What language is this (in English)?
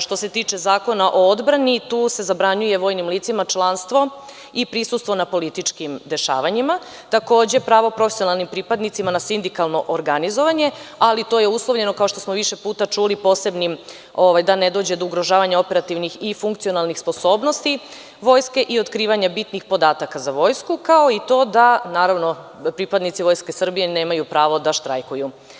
Serbian